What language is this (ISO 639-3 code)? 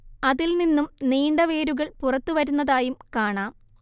mal